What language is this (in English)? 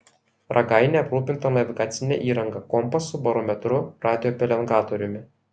Lithuanian